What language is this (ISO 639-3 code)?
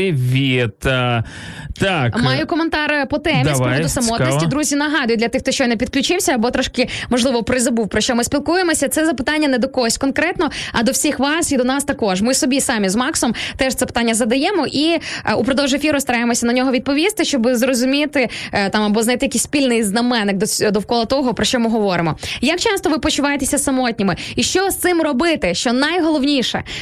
ukr